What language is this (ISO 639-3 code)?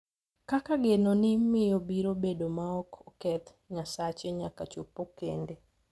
luo